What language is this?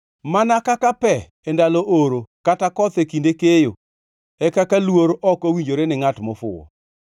Luo (Kenya and Tanzania)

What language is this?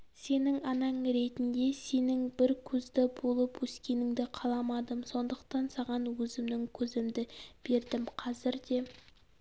Kazakh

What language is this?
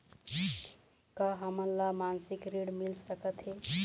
Chhattisgarhi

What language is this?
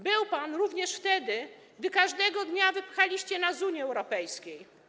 Polish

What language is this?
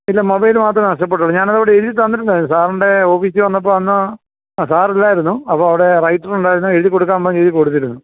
Malayalam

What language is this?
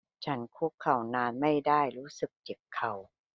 Thai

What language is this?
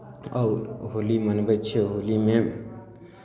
Maithili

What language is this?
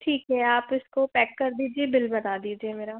Hindi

